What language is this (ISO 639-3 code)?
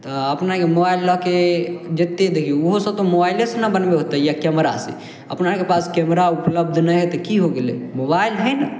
mai